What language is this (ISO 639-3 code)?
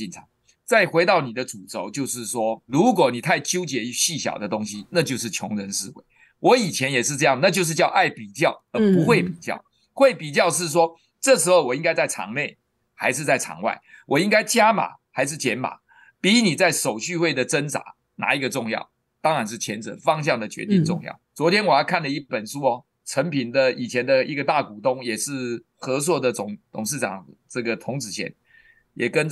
zho